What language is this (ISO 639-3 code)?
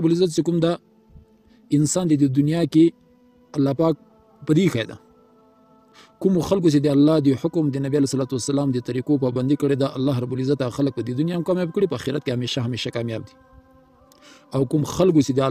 ara